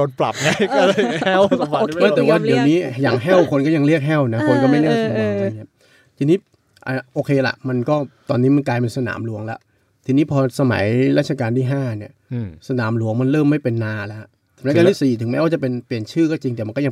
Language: Thai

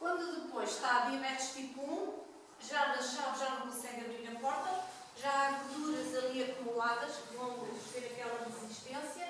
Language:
Portuguese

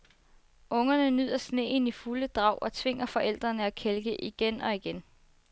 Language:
Danish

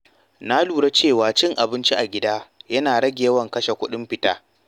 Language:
Hausa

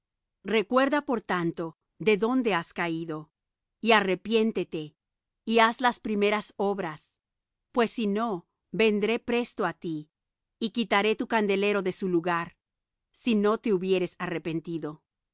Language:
Spanish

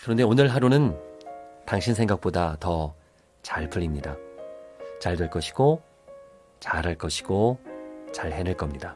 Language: Korean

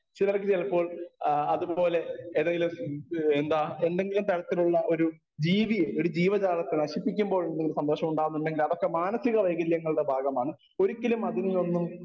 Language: Malayalam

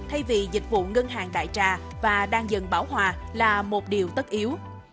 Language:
Vietnamese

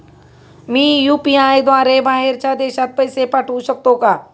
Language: Marathi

